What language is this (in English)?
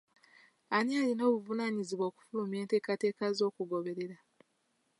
Ganda